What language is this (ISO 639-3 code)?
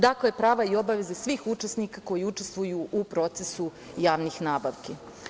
srp